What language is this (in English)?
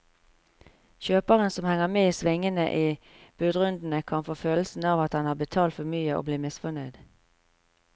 Norwegian